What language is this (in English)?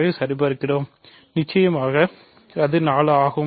Tamil